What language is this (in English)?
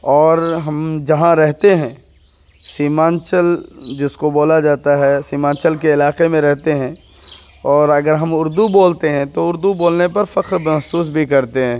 Urdu